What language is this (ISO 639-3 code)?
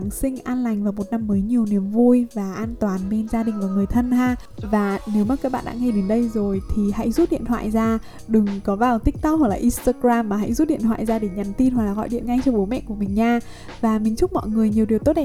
vie